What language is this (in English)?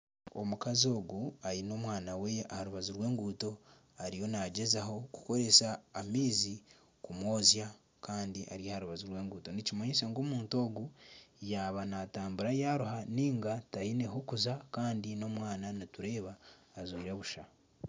Nyankole